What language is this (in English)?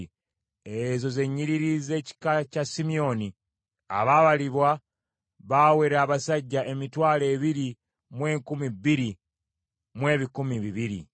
Ganda